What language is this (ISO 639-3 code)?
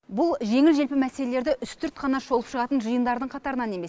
kaz